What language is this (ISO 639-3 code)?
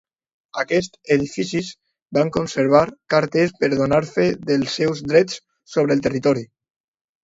cat